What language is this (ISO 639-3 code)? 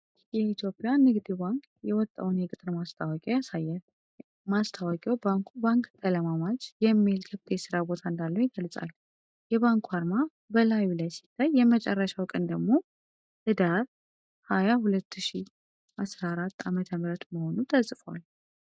amh